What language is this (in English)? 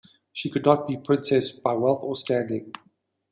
English